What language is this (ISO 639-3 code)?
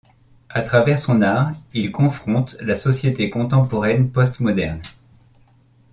fra